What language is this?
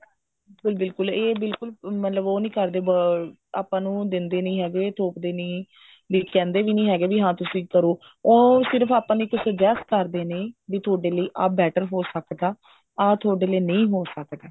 Punjabi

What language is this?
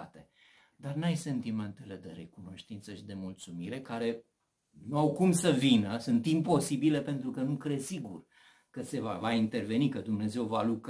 Romanian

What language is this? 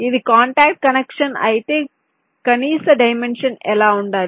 Telugu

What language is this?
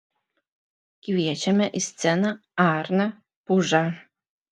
Lithuanian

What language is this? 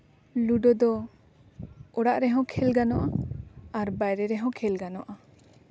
Santali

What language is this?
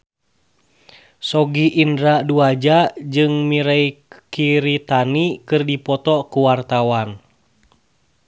Sundanese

